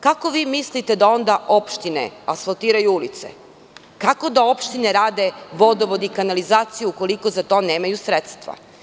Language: Serbian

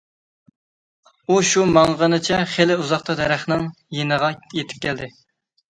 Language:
Uyghur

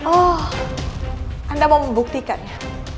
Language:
Indonesian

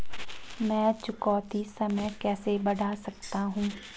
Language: Hindi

